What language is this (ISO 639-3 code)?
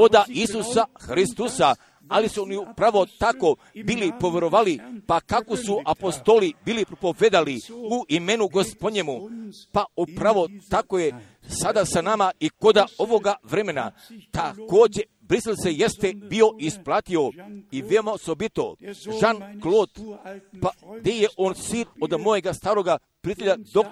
hrv